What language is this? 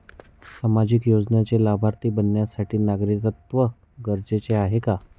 Marathi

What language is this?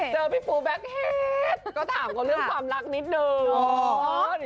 Thai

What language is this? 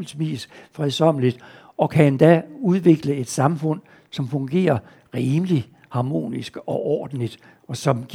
Danish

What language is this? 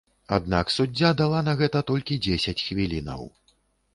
Belarusian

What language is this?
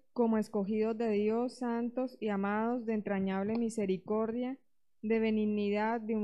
Spanish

